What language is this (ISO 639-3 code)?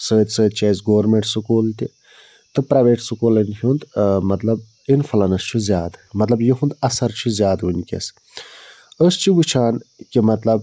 kas